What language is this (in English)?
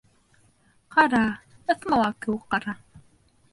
Bashkir